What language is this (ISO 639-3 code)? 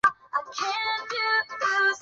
zho